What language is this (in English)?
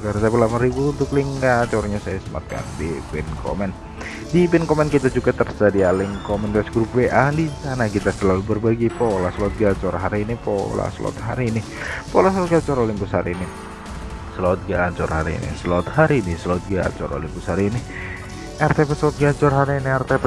Indonesian